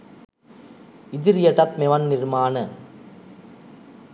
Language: Sinhala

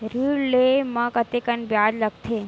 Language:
Chhattisgarhi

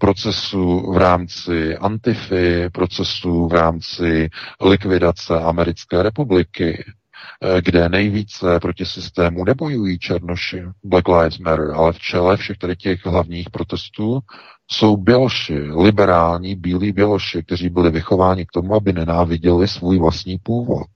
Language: Czech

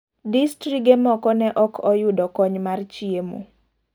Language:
Luo (Kenya and Tanzania)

